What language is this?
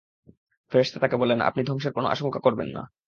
Bangla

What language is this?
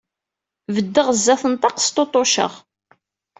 Kabyle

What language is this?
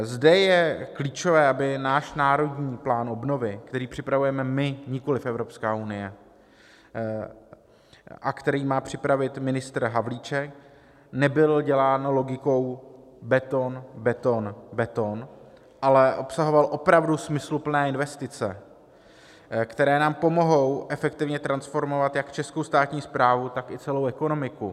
Czech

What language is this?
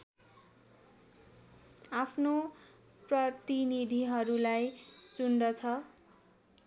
Nepali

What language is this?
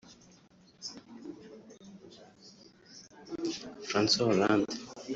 Kinyarwanda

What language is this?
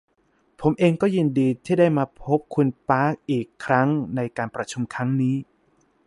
Thai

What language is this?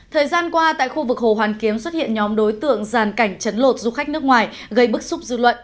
Vietnamese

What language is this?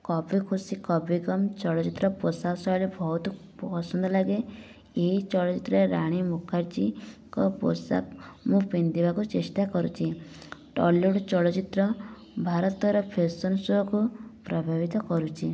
Odia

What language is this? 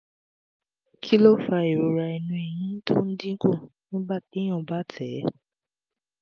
Yoruba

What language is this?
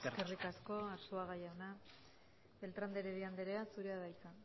Basque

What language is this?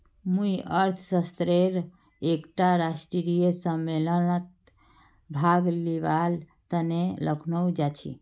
Magahi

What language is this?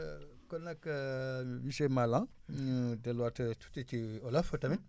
Wolof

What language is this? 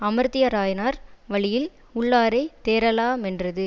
Tamil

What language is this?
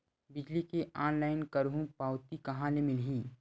Chhattisgarhi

